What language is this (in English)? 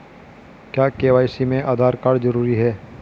Hindi